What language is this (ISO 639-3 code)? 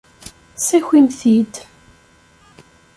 kab